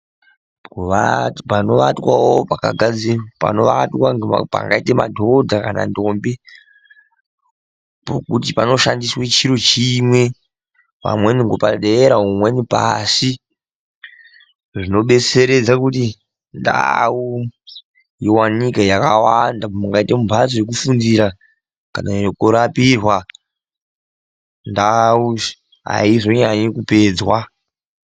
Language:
Ndau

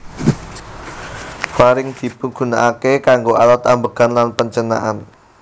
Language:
Javanese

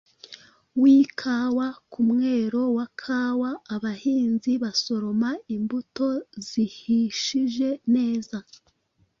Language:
Kinyarwanda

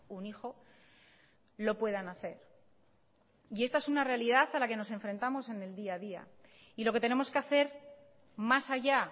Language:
Spanish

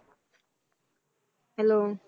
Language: Punjabi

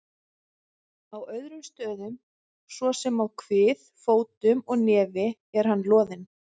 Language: Icelandic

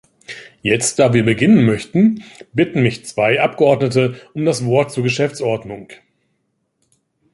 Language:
German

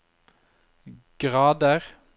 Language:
Norwegian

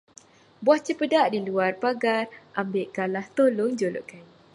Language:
Malay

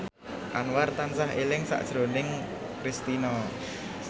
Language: Javanese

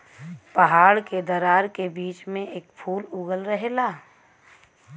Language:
Bhojpuri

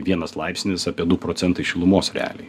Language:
Lithuanian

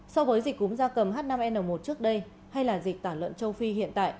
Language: Vietnamese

